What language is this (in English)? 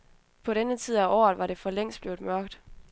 Danish